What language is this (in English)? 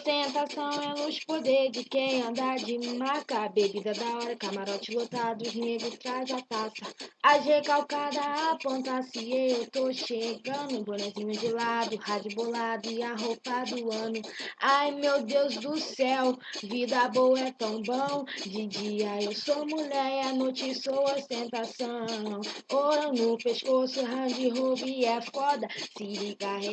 Portuguese